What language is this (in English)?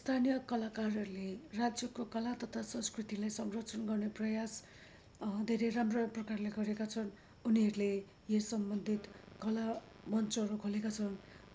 Nepali